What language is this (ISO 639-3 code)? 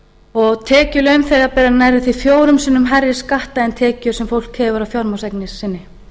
isl